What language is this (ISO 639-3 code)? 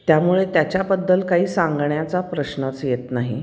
mar